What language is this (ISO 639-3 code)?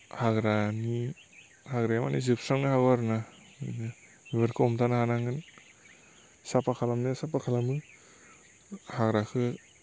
brx